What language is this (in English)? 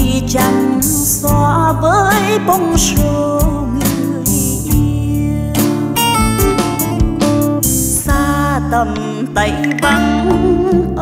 Vietnamese